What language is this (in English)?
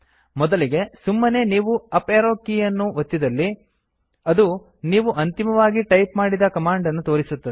Kannada